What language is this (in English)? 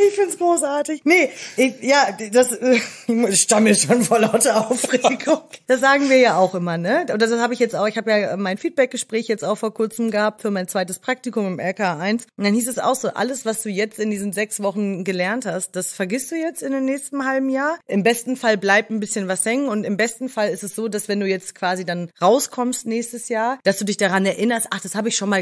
German